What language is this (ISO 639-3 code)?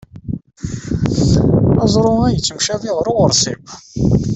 kab